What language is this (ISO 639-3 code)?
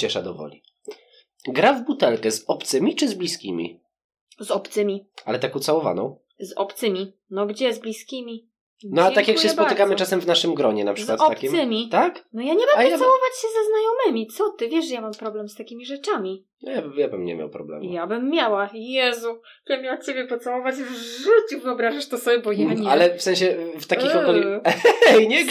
pol